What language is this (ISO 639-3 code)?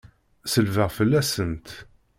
kab